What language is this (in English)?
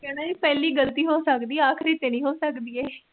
Punjabi